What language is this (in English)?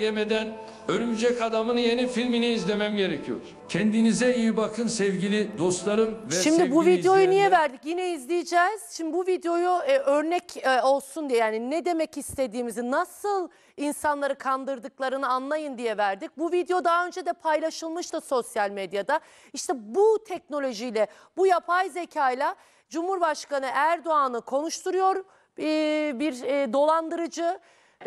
Turkish